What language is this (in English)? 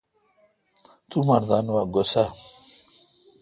Kalkoti